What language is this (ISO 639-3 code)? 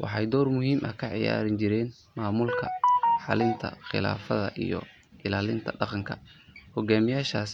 som